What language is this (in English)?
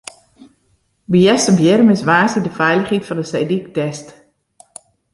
Western Frisian